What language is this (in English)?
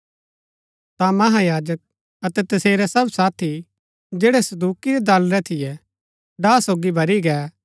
Gaddi